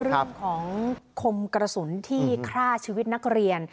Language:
Thai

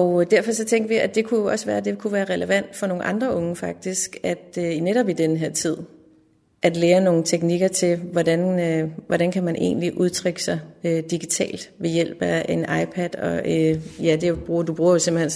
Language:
Danish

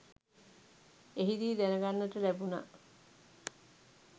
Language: Sinhala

